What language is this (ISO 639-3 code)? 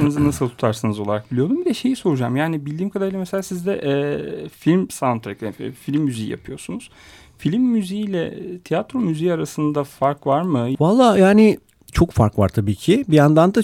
tur